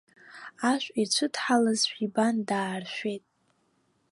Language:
Abkhazian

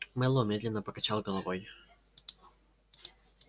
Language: Russian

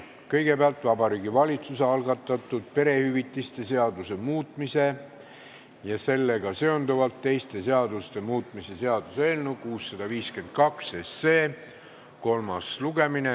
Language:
Estonian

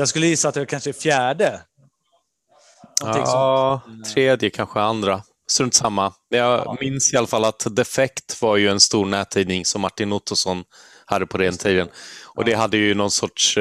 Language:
Swedish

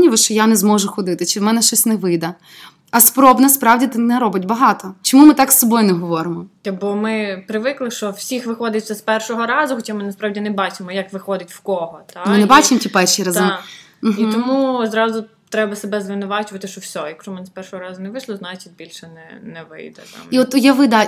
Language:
Ukrainian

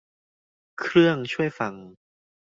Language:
Thai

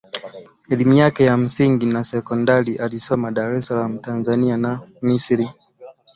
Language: Swahili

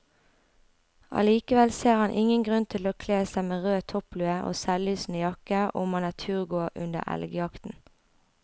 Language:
Norwegian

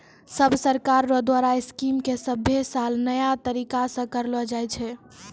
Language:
Maithili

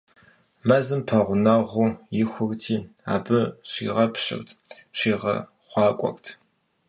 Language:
Kabardian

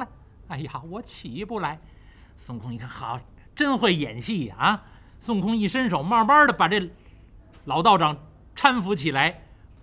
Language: Chinese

